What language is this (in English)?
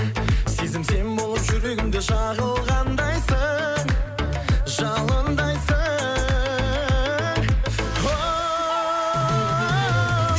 Kazakh